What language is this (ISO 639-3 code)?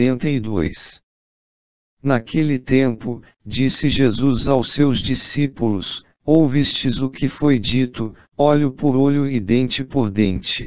por